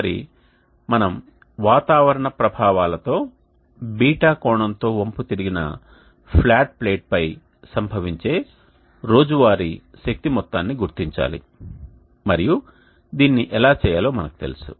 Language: Telugu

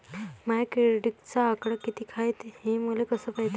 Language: Marathi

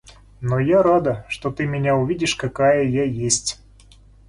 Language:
Russian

